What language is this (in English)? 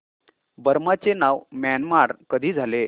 Marathi